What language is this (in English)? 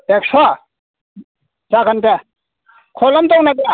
Bodo